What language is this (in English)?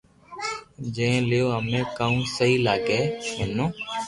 Loarki